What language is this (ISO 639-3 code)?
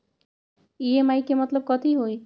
mag